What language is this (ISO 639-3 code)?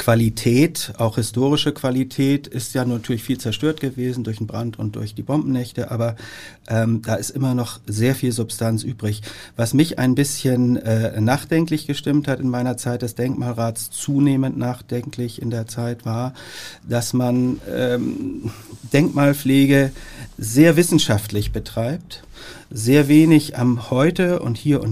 deu